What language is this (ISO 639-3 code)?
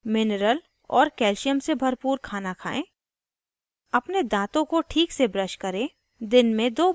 hin